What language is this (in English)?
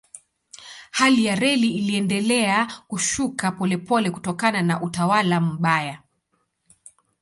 Swahili